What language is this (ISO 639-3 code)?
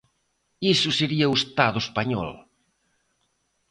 glg